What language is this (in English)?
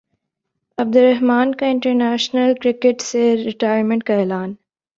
Urdu